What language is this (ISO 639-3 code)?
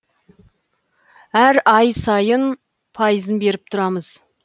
kaz